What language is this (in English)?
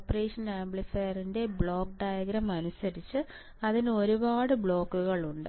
Malayalam